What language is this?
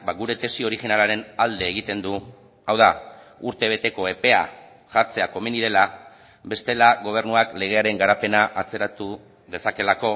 Basque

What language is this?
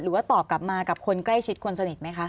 Thai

